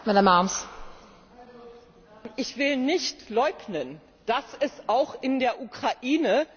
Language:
German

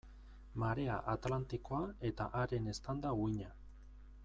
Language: Basque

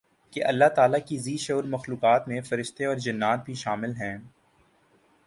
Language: Urdu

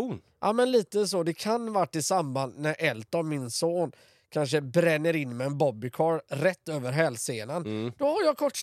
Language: Swedish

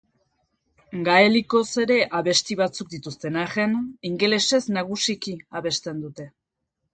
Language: Basque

